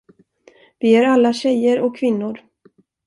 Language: Swedish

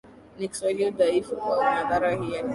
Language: Swahili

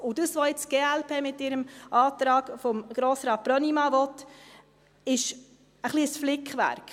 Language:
Swiss German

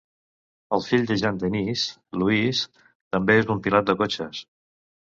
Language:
Catalan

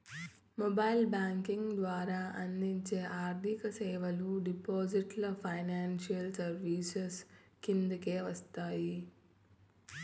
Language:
Telugu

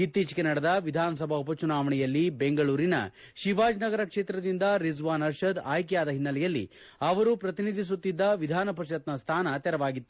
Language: Kannada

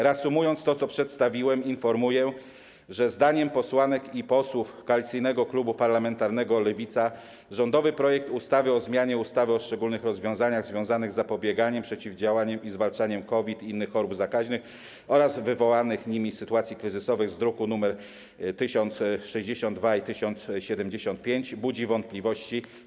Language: Polish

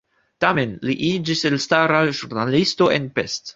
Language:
Esperanto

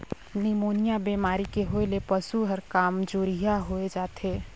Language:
Chhattisgarhi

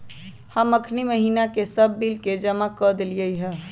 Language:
Magahi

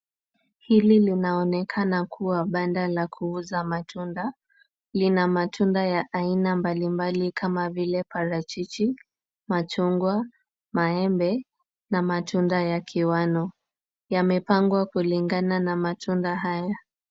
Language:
Swahili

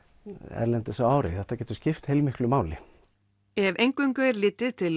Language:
Icelandic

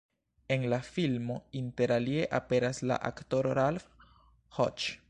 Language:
Esperanto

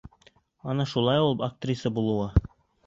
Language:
Bashkir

